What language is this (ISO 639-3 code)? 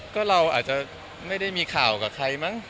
tha